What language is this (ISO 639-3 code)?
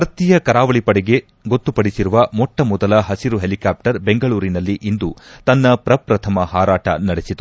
kan